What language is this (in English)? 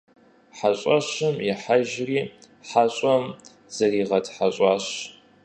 Kabardian